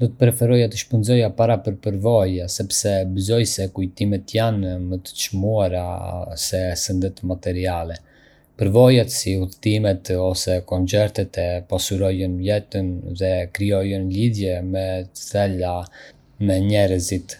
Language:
Arbëreshë Albanian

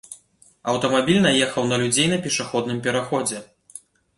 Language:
Belarusian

